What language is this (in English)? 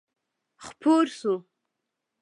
Pashto